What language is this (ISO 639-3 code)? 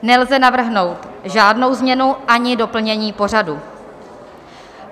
ces